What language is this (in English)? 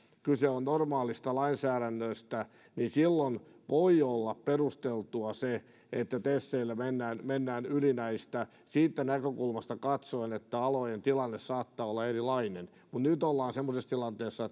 Finnish